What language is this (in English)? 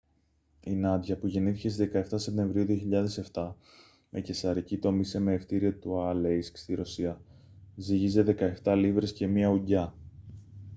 Greek